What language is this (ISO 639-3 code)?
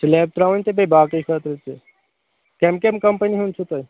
kas